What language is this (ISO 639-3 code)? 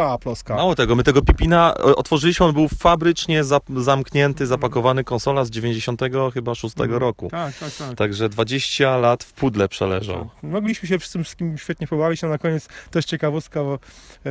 pol